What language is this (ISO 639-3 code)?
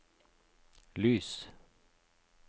nor